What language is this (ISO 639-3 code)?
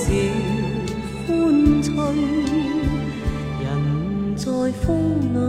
zho